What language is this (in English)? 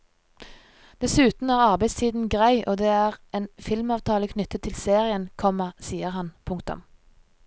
Norwegian